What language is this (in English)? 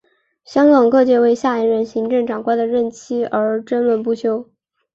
Chinese